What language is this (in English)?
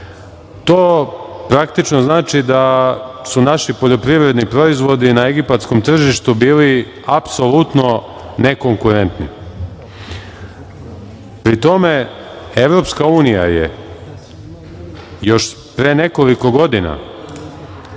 Serbian